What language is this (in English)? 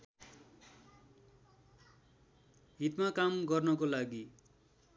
Nepali